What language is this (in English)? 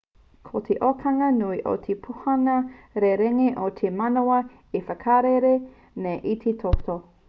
Māori